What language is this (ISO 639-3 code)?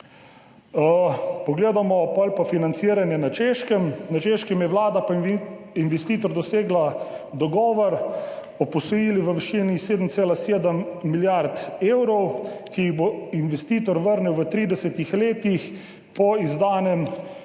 slv